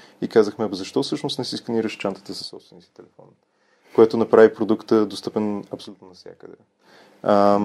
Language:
Bulgarian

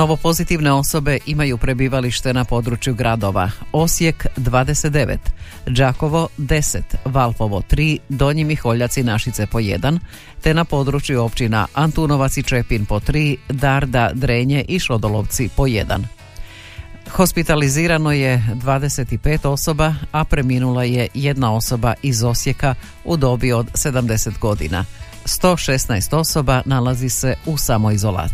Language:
Croatian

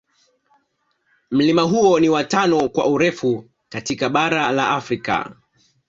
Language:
Swahili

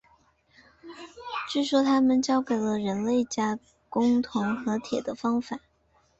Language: Chinese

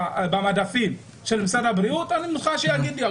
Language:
Hebrew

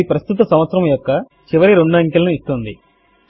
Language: Telugu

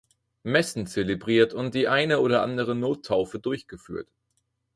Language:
German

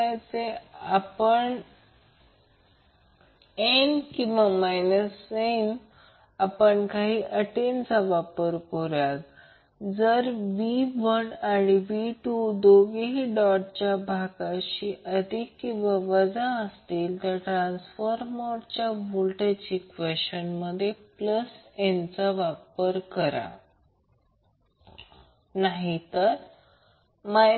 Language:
Marathi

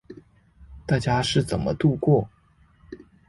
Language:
Chinese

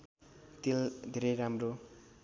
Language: Nepali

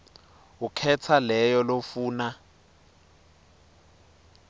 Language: Swati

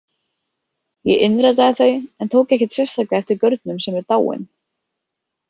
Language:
Icelandic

